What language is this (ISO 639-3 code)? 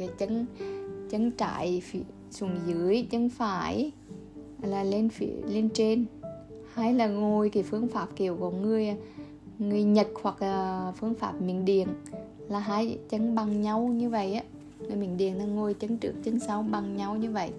vie